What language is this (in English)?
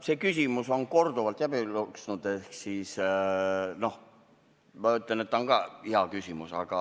Estonian